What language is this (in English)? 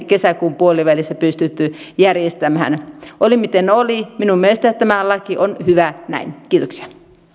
Finnish